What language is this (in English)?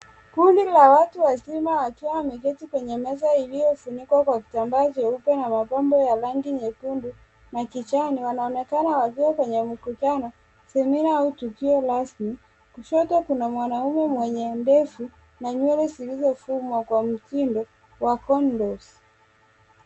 Swahili